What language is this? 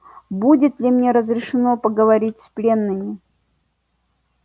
Russian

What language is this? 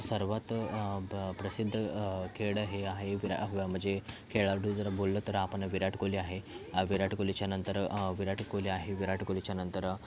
Marathi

